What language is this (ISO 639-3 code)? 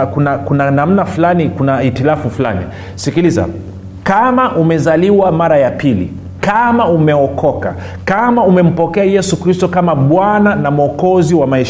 swa